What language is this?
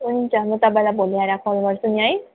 Nepali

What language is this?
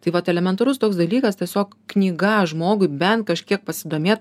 Lithuanian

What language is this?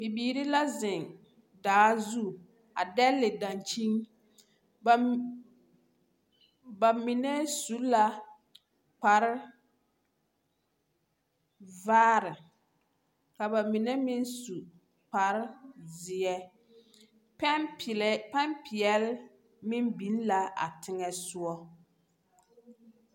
Southern Dagaare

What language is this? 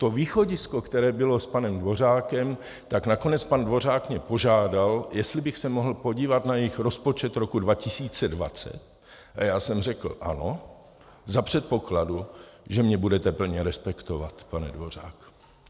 Czech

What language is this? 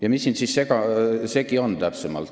Estonian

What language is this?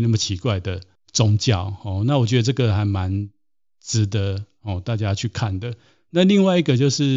Chinese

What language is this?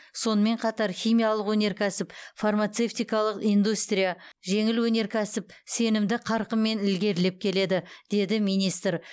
Kazakh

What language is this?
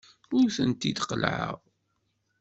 Kabyle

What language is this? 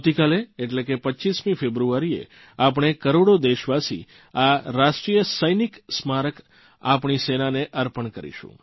Gujarati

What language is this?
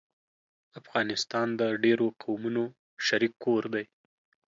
Pashto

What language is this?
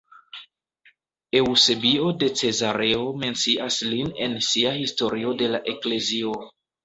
Esperanto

